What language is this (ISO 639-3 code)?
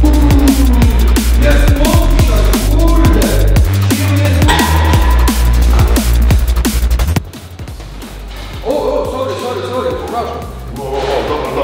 pol